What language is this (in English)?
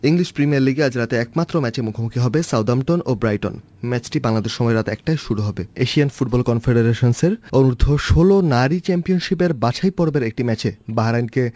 Bangla